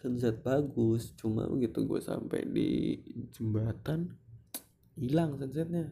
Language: Indonesian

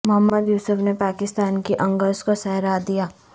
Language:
Urdu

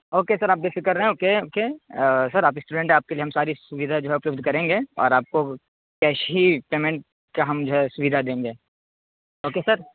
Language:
Urdu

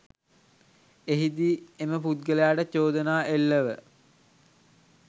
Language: Sinhala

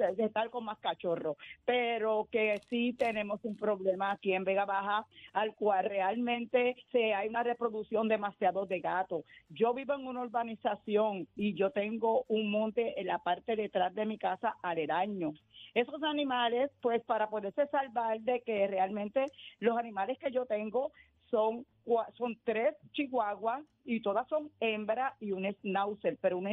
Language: Spanish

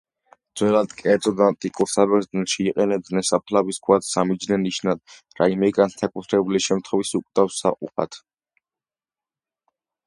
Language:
Georgian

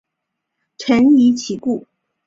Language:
Chinese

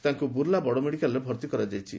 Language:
Odia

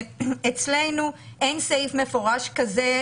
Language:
Hebrew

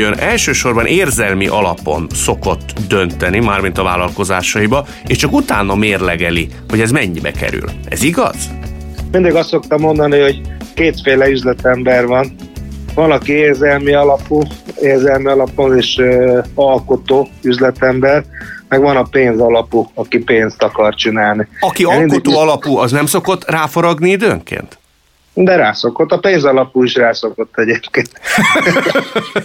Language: Hungarian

